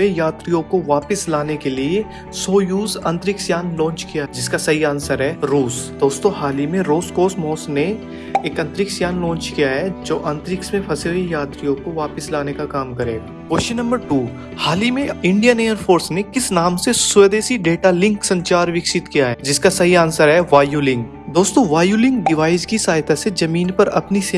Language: Hindi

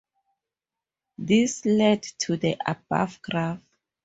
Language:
English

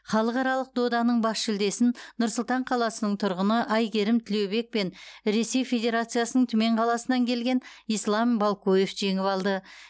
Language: Kazakh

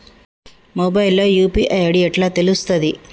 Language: Telugu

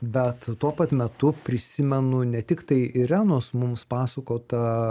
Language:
Lithuanian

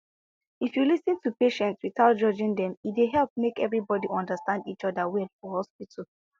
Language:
Nigerian Pidgin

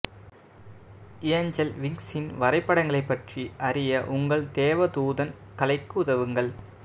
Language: Tamil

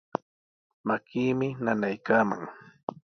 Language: Sihuas Ancash Quechua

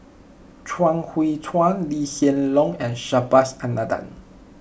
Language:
English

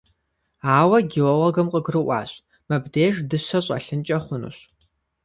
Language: Kabardian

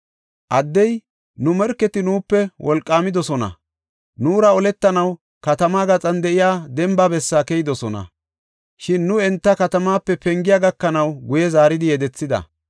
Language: Gofa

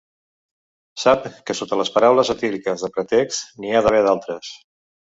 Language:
Catalan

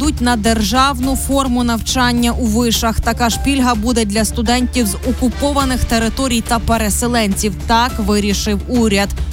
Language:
Ukrainian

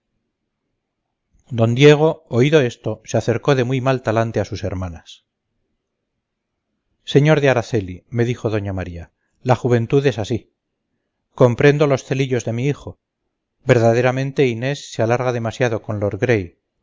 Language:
Spanish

